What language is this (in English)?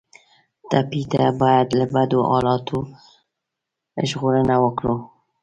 Pashto